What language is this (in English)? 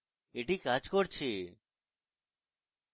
Bangla